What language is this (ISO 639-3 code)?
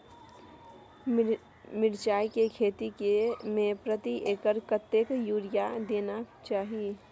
mai